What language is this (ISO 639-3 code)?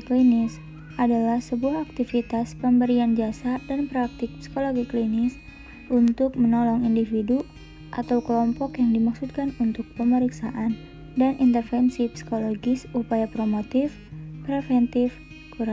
ind